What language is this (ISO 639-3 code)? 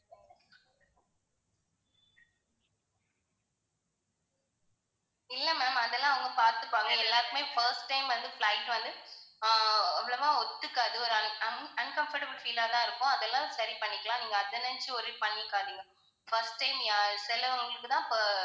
tam